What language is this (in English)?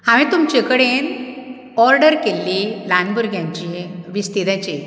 Konkani